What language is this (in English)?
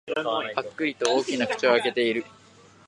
Japanese